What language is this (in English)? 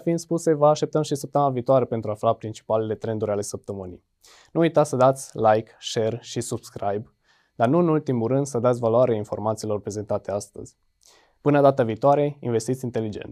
Romanian